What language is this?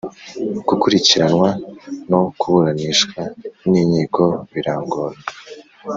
Kinyarwanda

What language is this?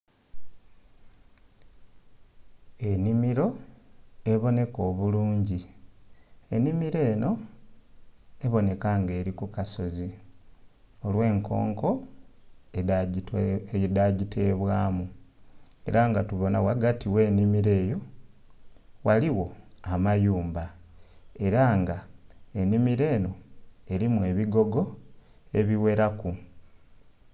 Soga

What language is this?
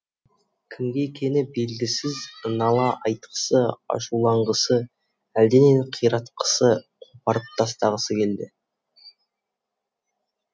Kazakh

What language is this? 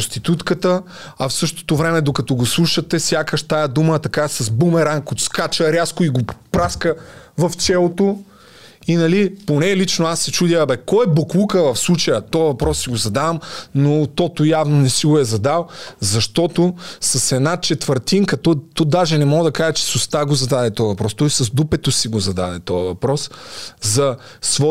Bulgarian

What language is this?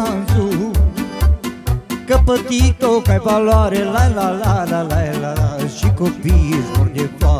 Romanian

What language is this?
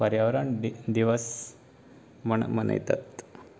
Konkani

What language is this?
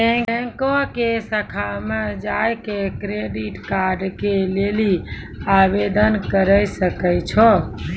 Maithili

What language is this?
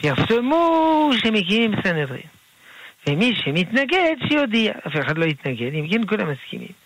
Hebrew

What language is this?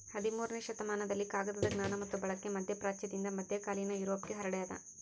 Kannada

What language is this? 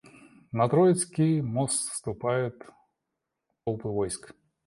Russian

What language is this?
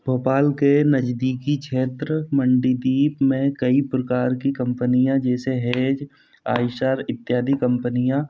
Hindi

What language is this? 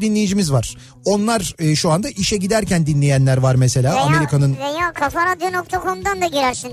Turkish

